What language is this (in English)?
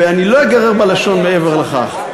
Hebrew